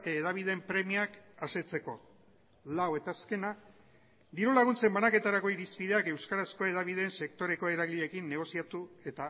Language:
Basque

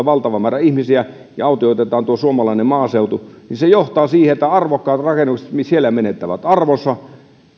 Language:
Finnish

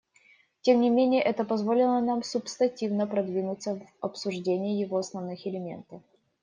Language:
Russian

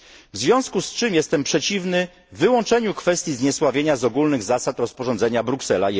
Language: Polish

